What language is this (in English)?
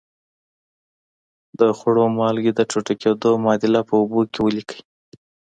Pashto